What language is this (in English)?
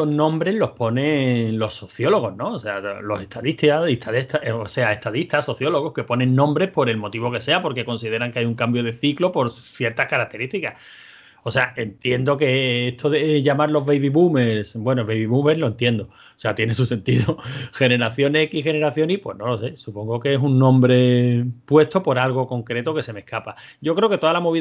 Spanish